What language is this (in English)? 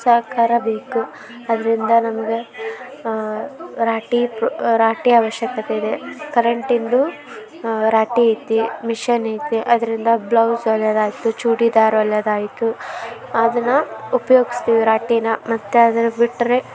Kannada